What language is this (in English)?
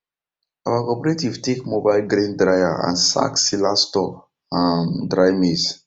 Nigerian Pidgin